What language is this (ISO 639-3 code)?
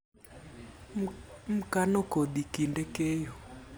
luo